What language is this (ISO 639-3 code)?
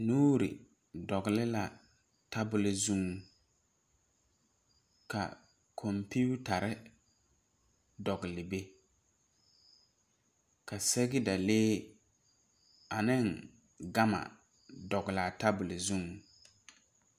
dga